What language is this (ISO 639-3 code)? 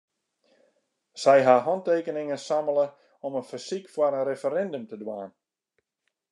fry